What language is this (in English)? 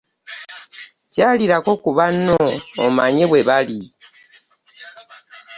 Ganda